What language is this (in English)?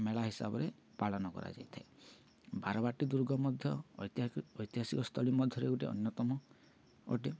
Odia